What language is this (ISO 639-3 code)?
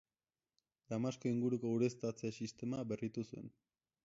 eus